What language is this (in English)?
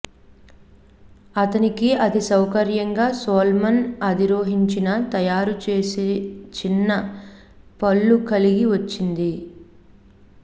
Telugu